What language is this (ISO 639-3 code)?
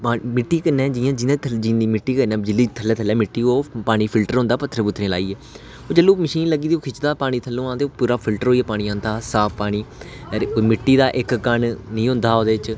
doi